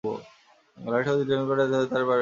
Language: Bangla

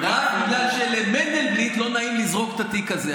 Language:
Hebrew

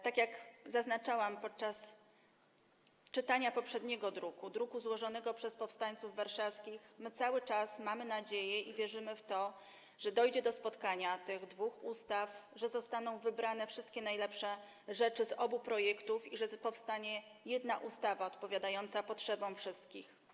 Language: Polish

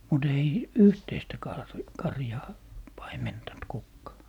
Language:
Finnish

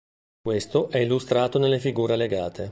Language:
Italian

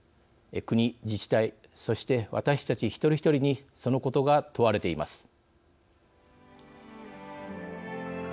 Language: Japanese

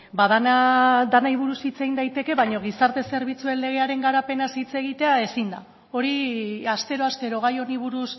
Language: Basque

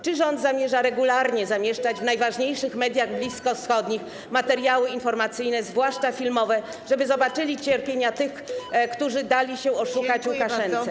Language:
Polish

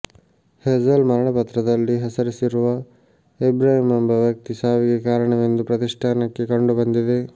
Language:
Kannada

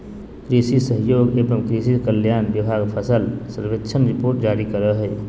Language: Magahi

